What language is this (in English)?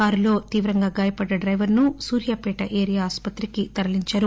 Telugu